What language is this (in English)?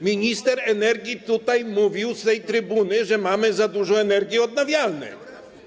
Polish